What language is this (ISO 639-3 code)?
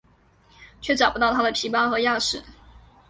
zho